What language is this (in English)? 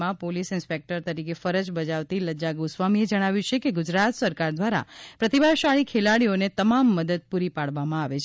Gujarati